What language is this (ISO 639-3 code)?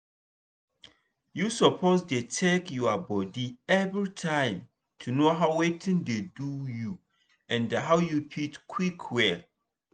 pcm